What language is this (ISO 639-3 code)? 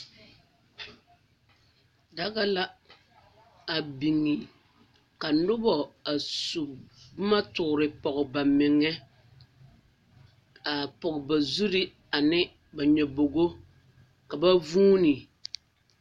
dga